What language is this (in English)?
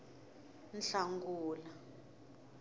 Tsonga